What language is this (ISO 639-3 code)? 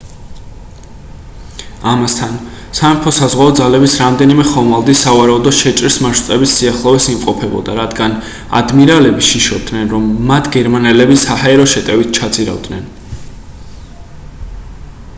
kat